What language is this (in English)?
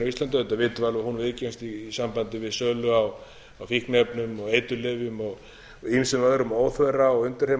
Icelandic